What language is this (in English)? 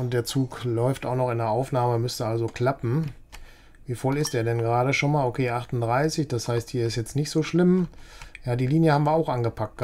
German